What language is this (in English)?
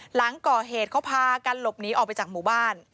Thai